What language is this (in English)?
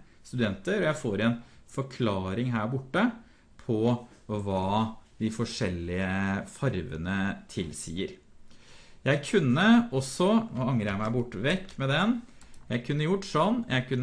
Norwegian